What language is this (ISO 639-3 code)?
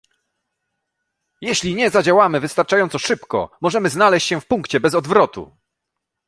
pol